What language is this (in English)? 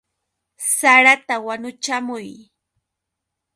Yauyos Quechua